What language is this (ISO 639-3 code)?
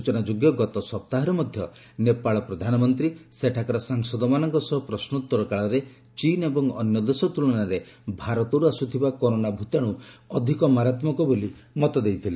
ori